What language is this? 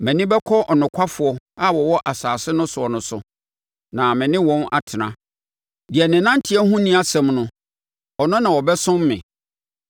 Akan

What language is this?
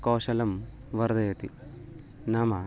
Sanskrit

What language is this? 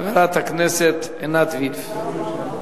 Hebrew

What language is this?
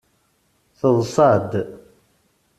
Kabyle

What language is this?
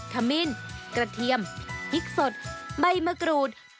Thai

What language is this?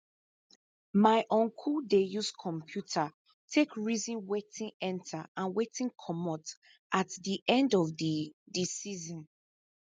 Nigerian Pidgin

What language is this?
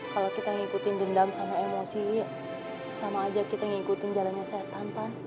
Indonesian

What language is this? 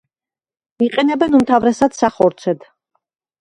Georgian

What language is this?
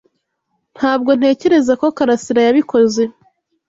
Kinyarwanda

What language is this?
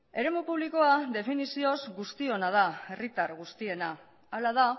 Basque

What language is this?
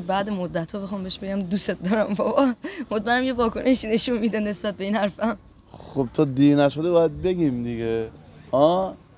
Persian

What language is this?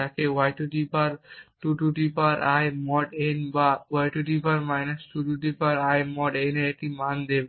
Bangla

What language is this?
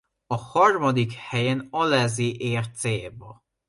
Hungarian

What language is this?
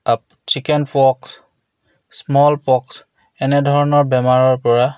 Assamese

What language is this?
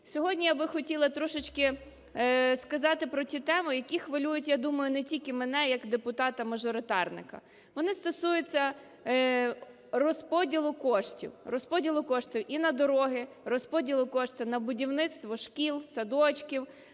Ukrainian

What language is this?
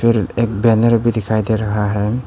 Hindi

